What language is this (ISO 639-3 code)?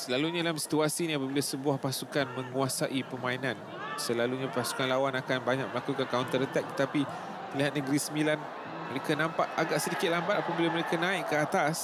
msa